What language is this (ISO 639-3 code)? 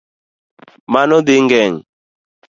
luo